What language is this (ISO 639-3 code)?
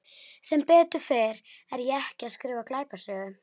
isl